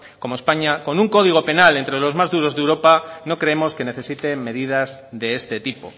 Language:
Spanish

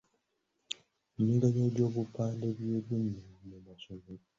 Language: Ganda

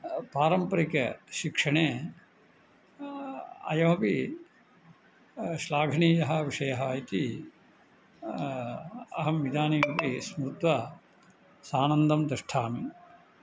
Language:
Sanskrit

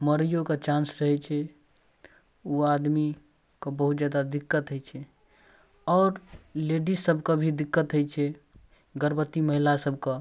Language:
Maithili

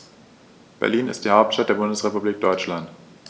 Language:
German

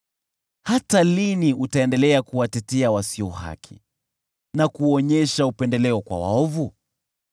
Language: Swahili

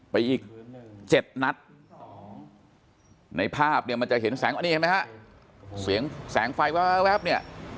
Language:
Thai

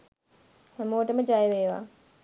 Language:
Sinhala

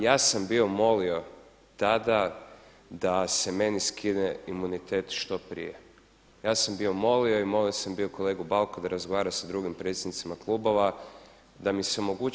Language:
Croatian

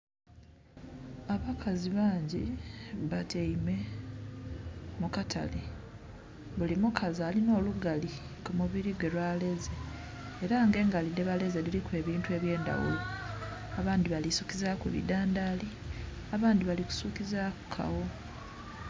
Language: Soga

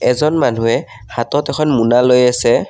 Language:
Assamese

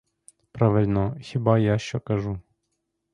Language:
Ukrainian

